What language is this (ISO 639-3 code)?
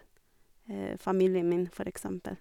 nor